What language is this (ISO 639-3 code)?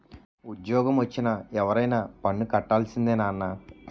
tel